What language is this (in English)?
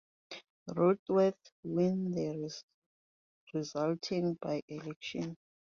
English